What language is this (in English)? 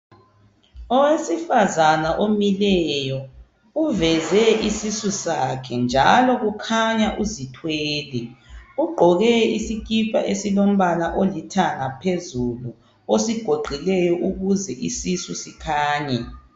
North Ndebele